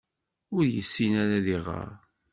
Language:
Kabyle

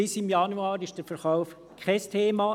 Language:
Swiss German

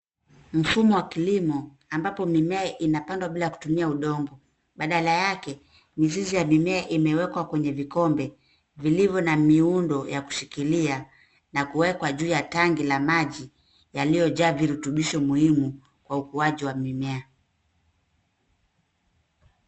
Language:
Swahili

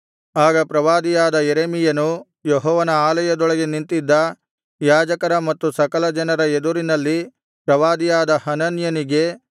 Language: Kannada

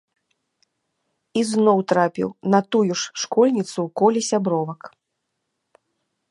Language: Belarusian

